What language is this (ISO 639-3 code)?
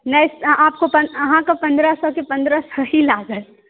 mai